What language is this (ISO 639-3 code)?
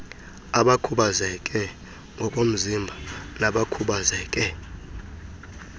xho